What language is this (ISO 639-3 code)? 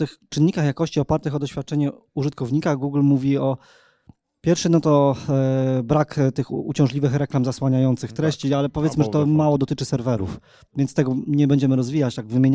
pol